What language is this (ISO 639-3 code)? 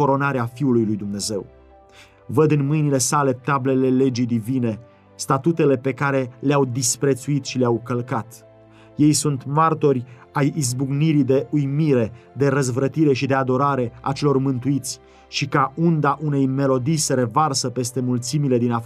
ron